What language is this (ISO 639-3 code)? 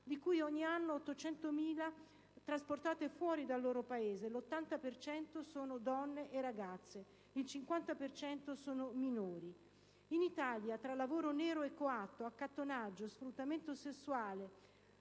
ita